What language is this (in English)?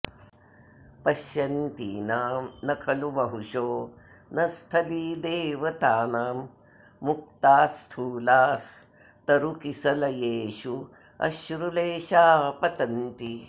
Sanskrit